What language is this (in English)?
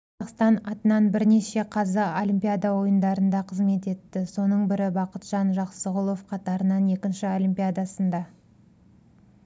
Kazakh